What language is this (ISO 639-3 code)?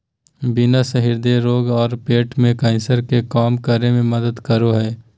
mag